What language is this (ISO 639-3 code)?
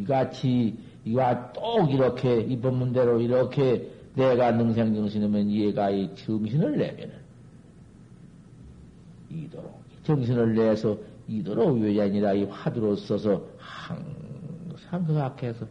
kor